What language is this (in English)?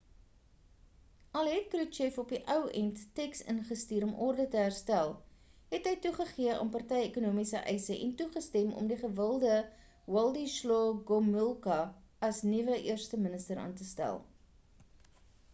Afrikaans